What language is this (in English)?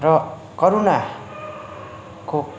Nepali